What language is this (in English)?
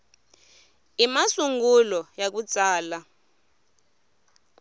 Tsonga